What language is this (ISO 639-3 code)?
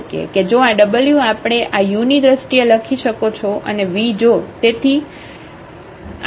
guj